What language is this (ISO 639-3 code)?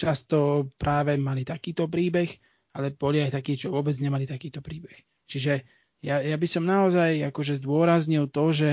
slk